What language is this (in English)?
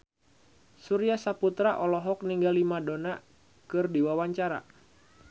Sundanese